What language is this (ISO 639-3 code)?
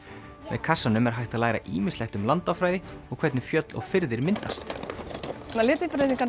isl